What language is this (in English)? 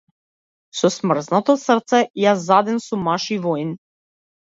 Macedonian